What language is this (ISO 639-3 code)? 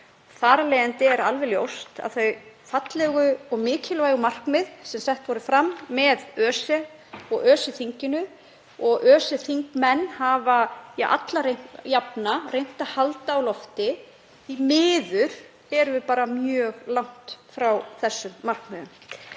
isl